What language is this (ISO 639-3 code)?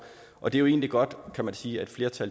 dan